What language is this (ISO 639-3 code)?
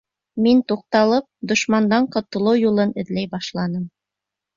bak